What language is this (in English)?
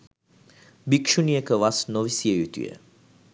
Sinhala